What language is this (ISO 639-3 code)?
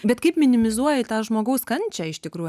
lit